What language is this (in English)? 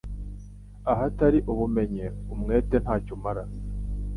Kinyarwanda